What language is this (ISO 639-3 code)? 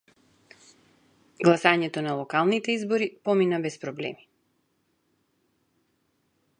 mkd